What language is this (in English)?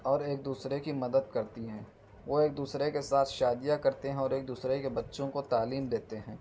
Urdu